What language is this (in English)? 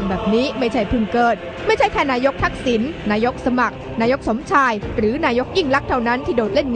Thai